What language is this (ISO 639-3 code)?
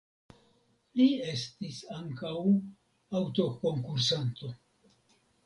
epo